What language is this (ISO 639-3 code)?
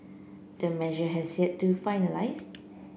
eng